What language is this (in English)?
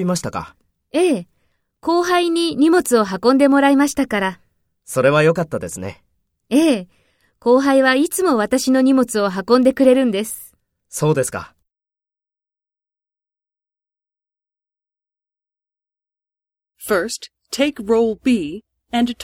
Japanese